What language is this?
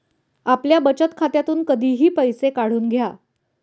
Marathi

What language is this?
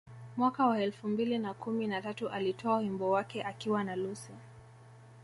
Swahili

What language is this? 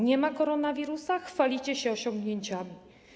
Polish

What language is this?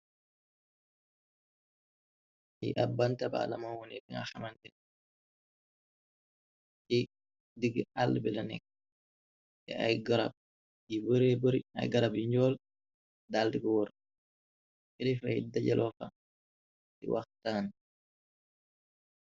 Wolof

